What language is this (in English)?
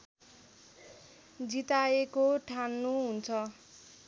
Nepali